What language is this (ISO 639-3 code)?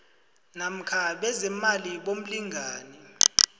nbl